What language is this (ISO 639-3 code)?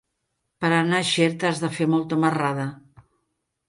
cat